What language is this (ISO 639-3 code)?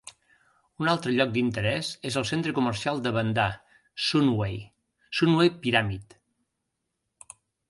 cat